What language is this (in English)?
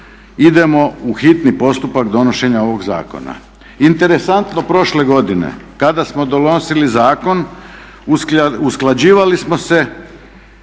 Croatian